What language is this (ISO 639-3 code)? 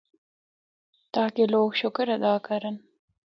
hno